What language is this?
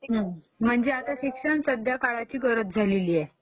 Marathi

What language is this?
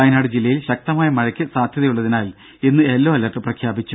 Malayalam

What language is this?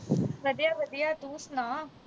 Punjabi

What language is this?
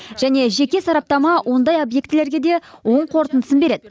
Kazakh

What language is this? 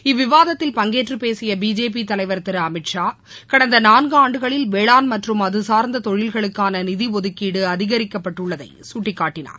Tamil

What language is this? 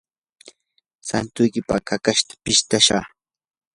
Yanahuanca Pasco Quechua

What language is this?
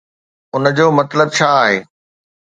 Sindhi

